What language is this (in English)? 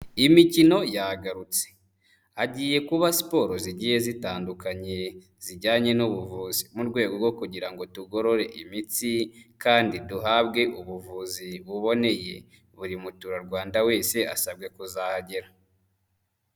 Kinyarwanda